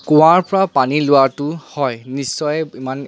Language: Assamese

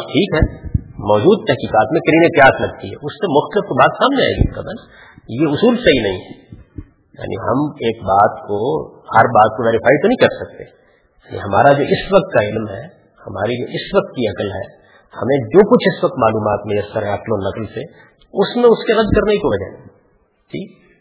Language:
Urdu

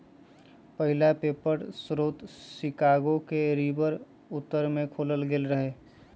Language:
Magahi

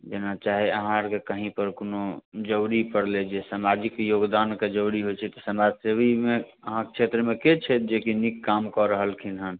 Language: Maithili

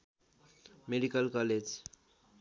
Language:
Nepali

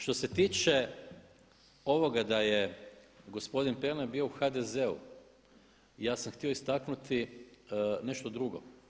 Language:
Croatian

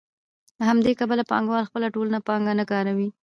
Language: Pashto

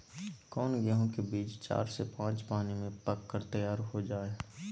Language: Magahi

